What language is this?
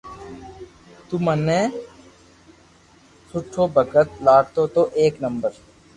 Loarki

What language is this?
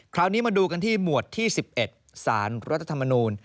Thai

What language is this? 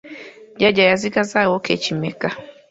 Ganda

